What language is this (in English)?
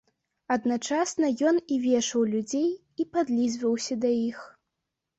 Belarusian